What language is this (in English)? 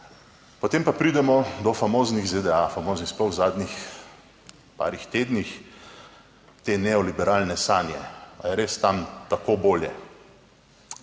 Slovenian